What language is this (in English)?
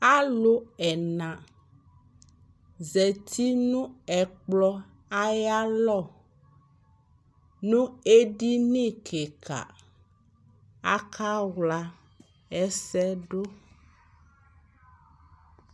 Ikposo